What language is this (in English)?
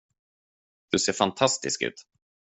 Swedish